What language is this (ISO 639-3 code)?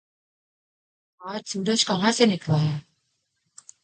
urd